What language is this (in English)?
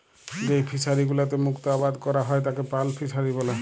Bangla